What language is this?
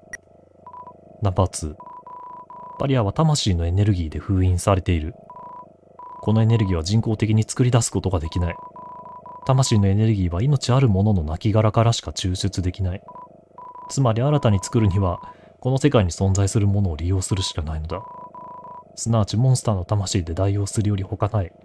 Japanese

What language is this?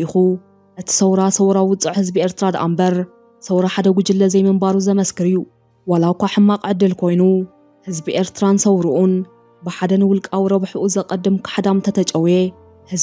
Arabic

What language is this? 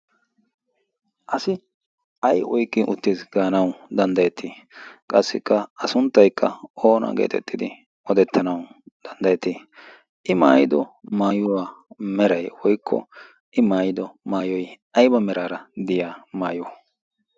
Wolaytta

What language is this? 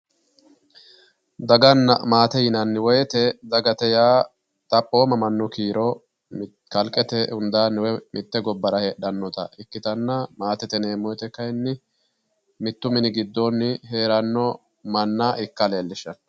Sidamo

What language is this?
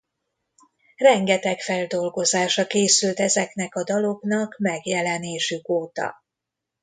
Hungarian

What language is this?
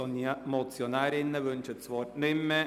Swiss German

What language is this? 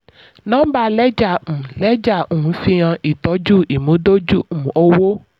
Yoruba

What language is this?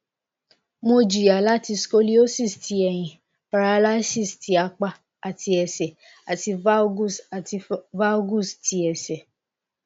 Yoruba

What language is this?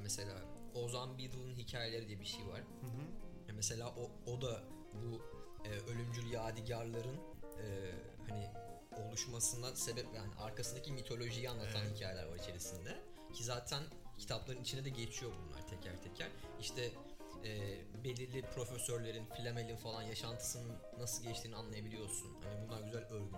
Turkish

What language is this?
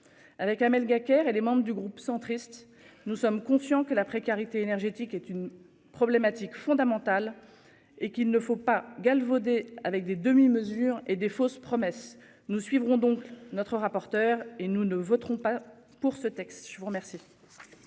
French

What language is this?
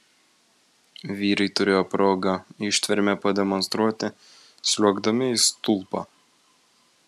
Lithuanian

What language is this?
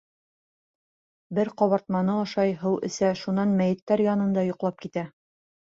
Bashkir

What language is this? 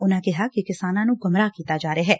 Punjabi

